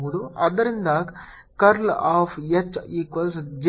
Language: Kannada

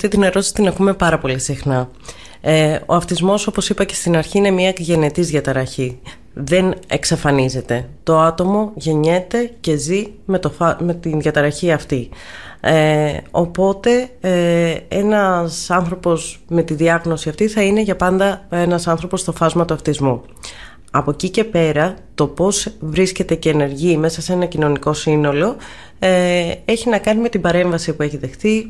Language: Greek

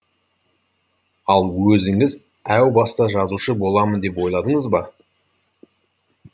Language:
Kazakh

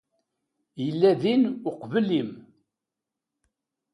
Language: Kabyle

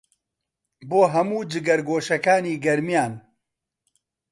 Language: Central Kurdish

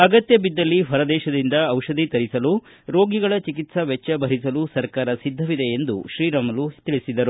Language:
Kannada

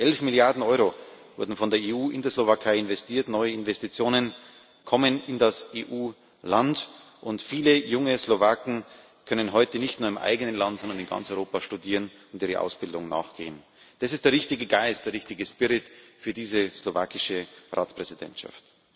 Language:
German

